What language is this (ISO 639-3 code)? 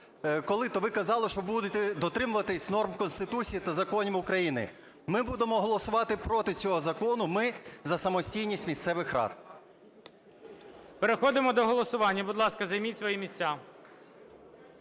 ukr